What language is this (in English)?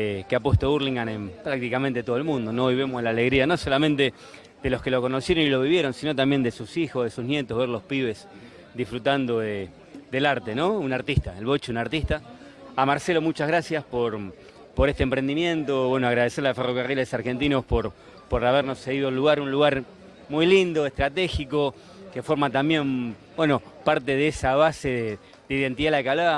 Spanish